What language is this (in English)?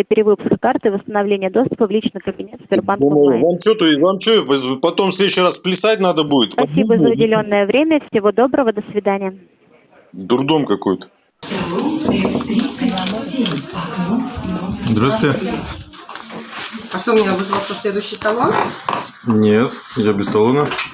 Russian